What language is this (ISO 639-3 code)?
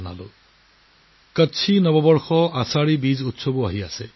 asm